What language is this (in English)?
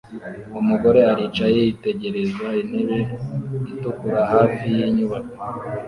Kinyarwanda